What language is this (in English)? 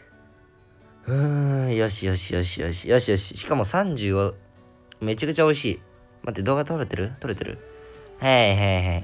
Japanese